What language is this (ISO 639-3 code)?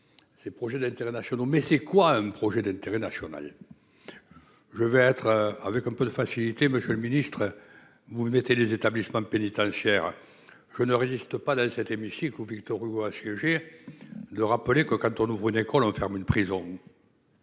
fra